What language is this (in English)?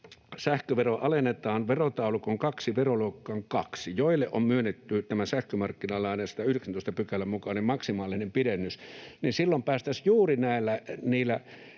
Finnish